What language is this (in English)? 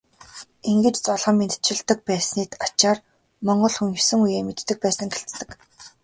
Mongolian